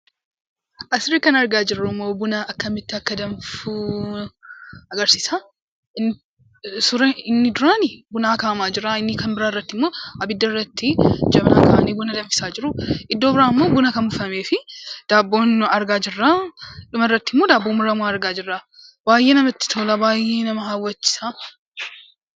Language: Oromo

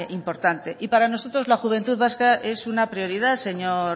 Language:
Spanish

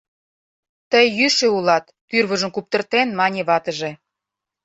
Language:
Mari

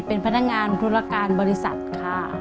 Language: Thai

